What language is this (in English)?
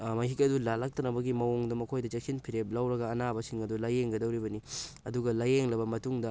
Manipuri